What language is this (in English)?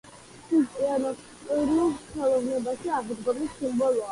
Georgian